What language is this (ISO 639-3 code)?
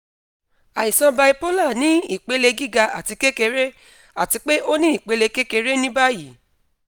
yor